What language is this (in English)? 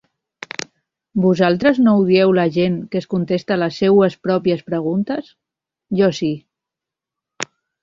Catalan